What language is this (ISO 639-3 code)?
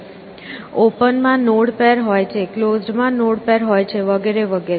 guj